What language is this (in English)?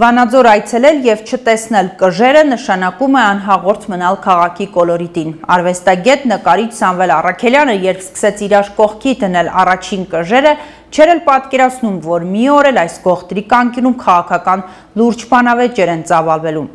Turkish